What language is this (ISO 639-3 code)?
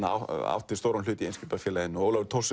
isl